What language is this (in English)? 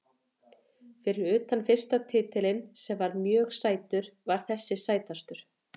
Icelandic